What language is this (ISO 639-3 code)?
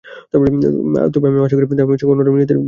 ben